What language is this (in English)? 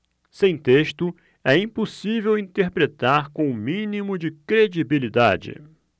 Portuguese